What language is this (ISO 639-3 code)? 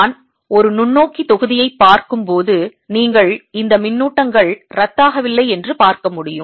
tam